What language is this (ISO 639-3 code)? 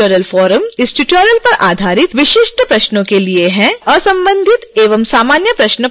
hin